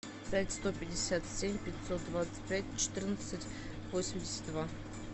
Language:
Russian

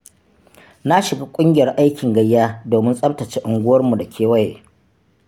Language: Hausa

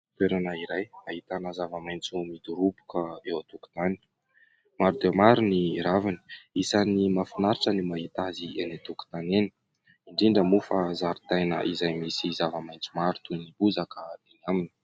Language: Malagasy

